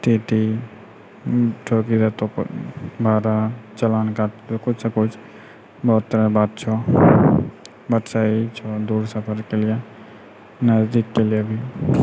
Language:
Maithili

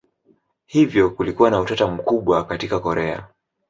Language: Swahili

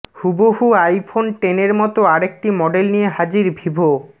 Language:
Bangla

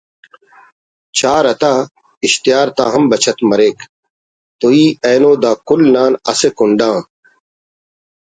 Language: Brahui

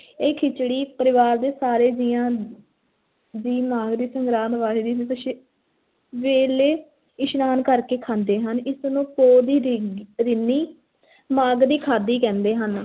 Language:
Punjabi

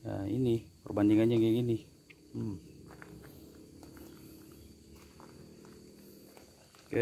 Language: Indonesian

